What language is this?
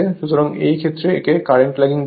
Bangla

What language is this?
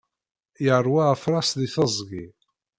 Kabyle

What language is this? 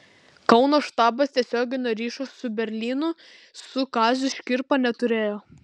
Lithuanian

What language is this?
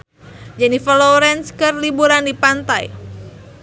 Sundanese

